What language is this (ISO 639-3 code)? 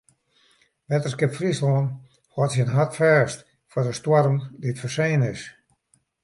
fry